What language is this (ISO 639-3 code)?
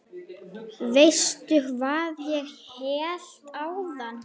isl